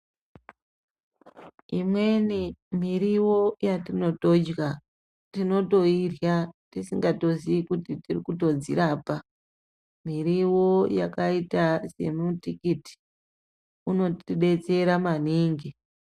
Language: Ndau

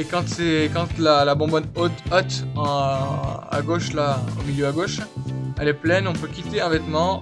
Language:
French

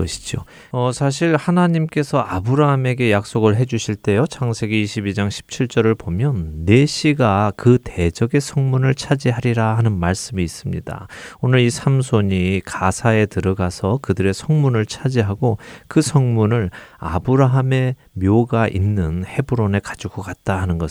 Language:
Korean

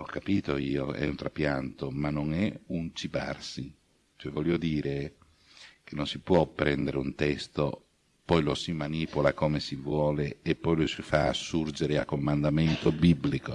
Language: Italian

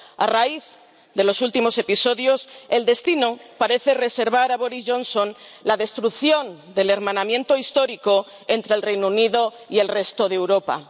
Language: Spanish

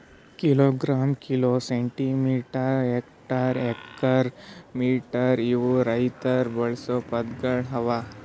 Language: Kannada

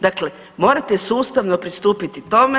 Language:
Croatian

